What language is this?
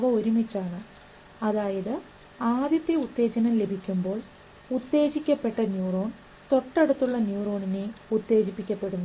Malayalam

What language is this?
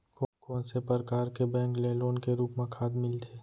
Chhattisgarhi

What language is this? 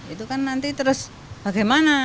Indonesian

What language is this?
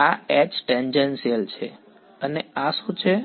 Gujarati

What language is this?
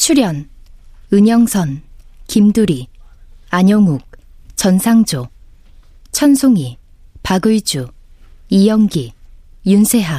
Korean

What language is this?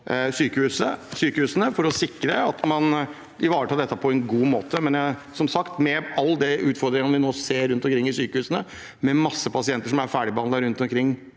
Norwegian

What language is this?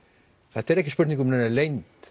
Icelandic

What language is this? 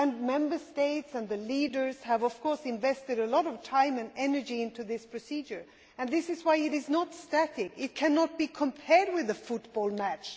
English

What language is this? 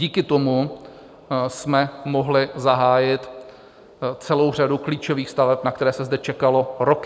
Czech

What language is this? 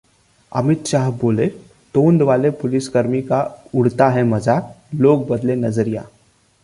Hindi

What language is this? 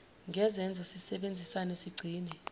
Zulu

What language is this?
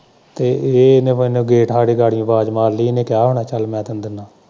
Punjabi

